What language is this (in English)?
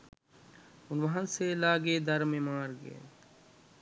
Sinhala